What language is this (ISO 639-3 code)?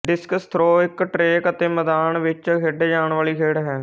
pan